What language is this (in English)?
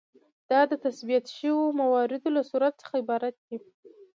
Pashto